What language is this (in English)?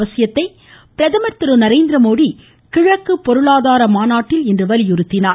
Tamil